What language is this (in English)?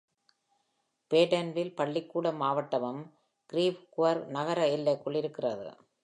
Tamil